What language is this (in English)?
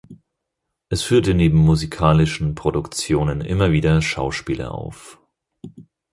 German